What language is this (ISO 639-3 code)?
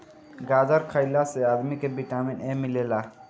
bho